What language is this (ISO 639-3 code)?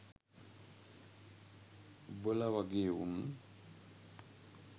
sin